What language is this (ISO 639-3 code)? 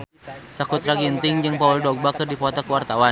sun